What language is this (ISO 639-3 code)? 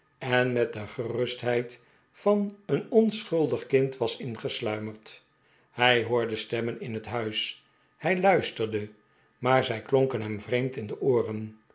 nld